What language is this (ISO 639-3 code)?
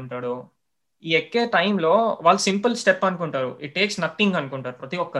tel